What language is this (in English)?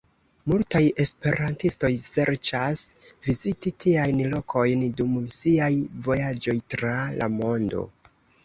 Esperanto